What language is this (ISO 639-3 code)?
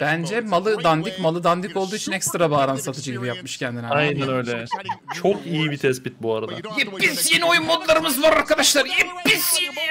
tur